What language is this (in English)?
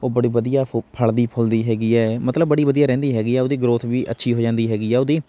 Punjabi